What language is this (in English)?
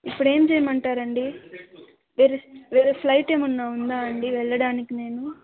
Telugu